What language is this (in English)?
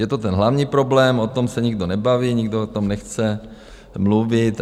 Czech